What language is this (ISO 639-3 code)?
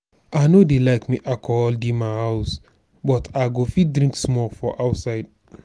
pcm